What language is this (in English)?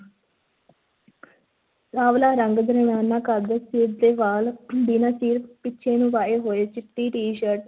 Punjabi